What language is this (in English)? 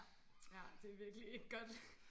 Danish